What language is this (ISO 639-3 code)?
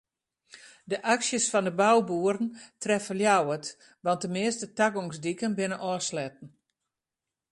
fry